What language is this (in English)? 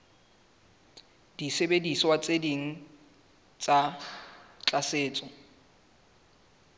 Southern Sotho